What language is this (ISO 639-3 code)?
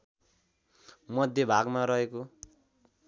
nep